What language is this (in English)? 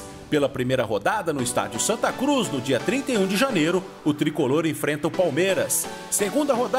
Portuguese